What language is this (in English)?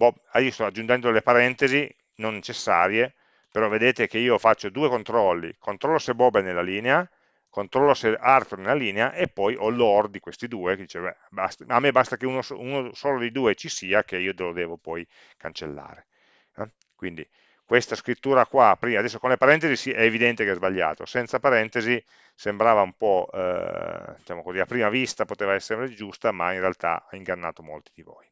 Italian